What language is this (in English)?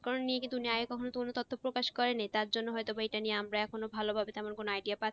Bangla